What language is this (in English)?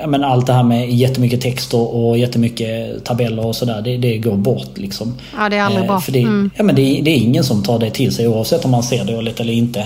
Swedish